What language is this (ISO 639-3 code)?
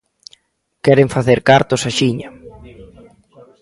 glg